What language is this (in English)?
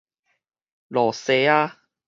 Min Nan Chinese